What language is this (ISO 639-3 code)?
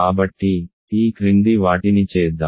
tel